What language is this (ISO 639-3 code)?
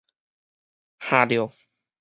nan